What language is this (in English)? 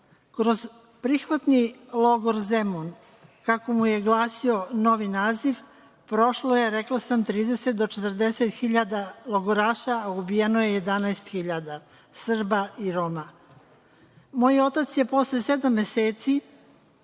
Serbian